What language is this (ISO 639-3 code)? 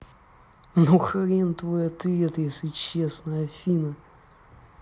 rus